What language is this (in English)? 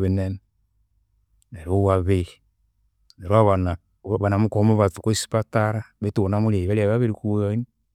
Konzo